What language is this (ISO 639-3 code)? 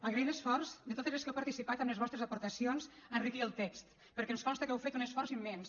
cat